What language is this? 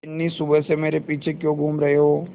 Hindi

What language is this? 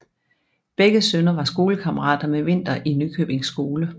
Danish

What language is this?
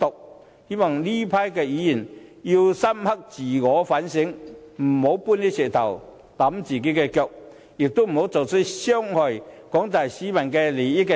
Cantonese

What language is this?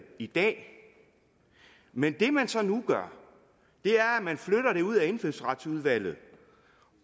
Danish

